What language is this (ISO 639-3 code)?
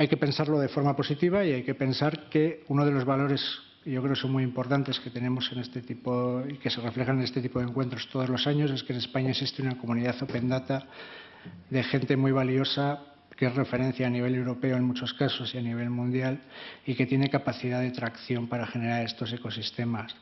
spa